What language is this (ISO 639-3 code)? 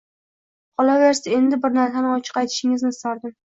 uzb